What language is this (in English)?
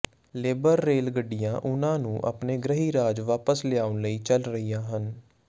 Punjabi